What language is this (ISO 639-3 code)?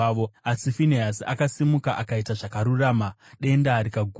sna